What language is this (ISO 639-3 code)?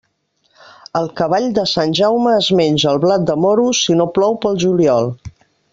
cat